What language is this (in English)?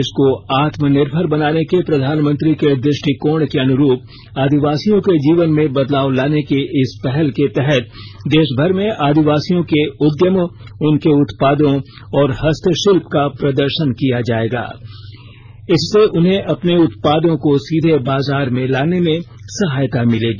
Hindi